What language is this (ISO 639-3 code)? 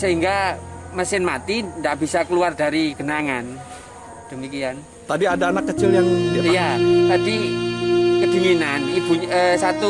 ind